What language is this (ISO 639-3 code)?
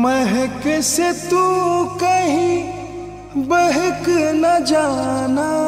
hin